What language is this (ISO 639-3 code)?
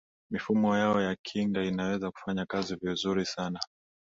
swa